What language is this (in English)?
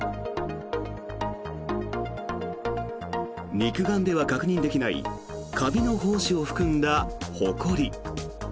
Japanese